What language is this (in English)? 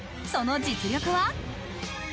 Japanese